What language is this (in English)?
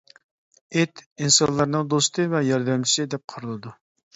Uyghur